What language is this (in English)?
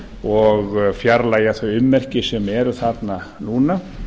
Icelandic